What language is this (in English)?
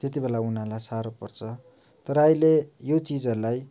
Nepali